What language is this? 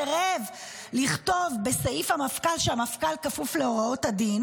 Hebrew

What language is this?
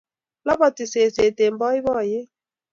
Kalenjin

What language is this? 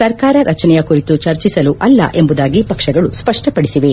Kannada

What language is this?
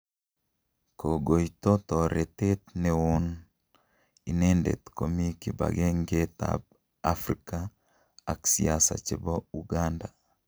Kalenjin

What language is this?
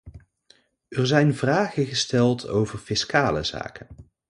Dutch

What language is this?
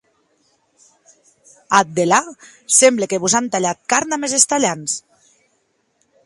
Occitan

